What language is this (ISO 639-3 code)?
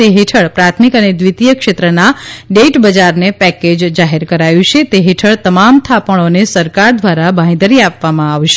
guj